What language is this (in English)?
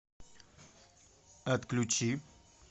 Russian